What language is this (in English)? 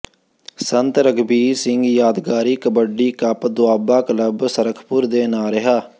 Punjabi